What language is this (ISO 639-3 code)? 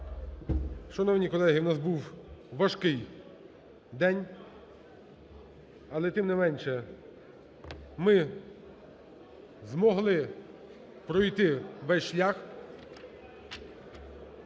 ukr